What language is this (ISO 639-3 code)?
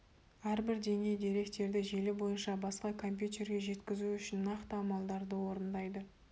kaz